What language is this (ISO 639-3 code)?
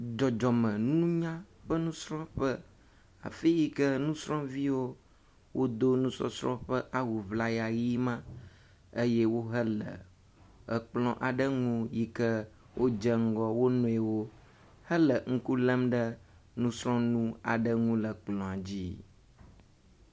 ewe